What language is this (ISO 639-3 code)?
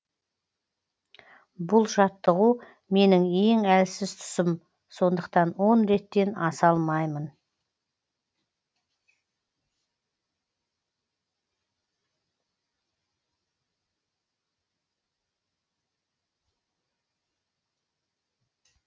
kaz